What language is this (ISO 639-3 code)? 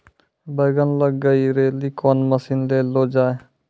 mai